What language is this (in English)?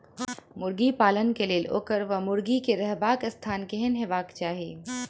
Maithili